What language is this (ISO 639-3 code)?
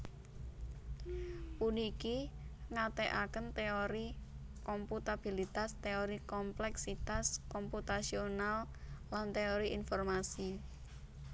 jav